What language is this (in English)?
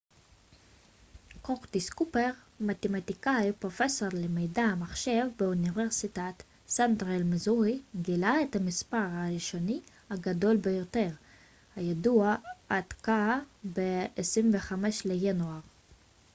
Hebrew